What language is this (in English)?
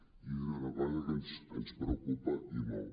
Catalan